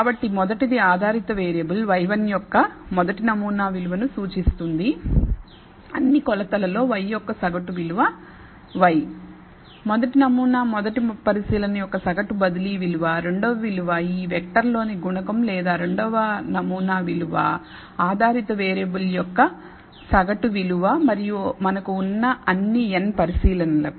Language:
Telugu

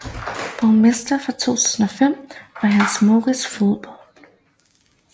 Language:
Danish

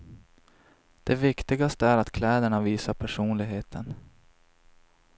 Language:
Swedish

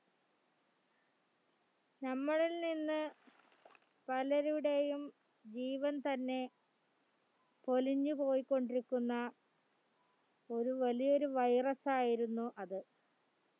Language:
Malayalam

